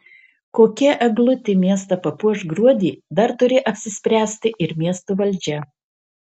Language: Lithuanian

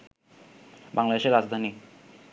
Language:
Bangla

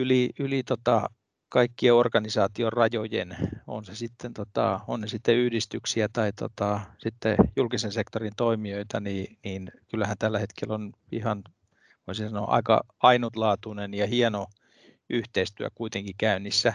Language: Finnish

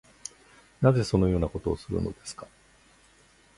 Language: Japanese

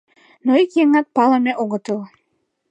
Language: Mari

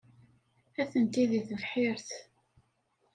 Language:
Kabyle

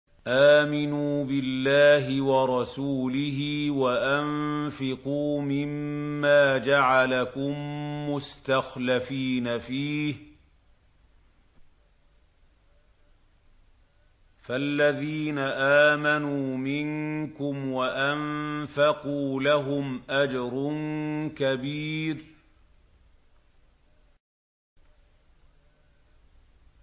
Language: Arabic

